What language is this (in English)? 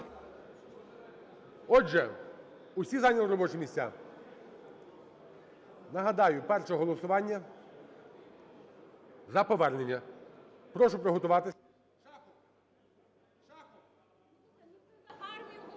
Ukrainian